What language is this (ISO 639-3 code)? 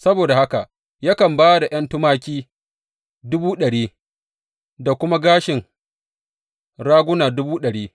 hau